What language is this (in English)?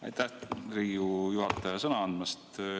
Estonian